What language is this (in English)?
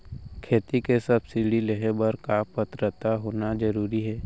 Chhattisgarhi